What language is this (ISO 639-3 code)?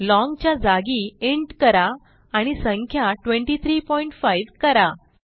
mar